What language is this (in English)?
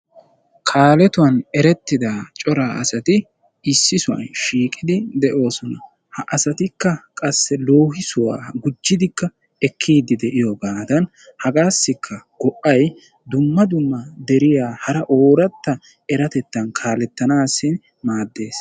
Wolaytta